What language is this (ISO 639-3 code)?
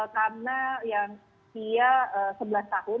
ind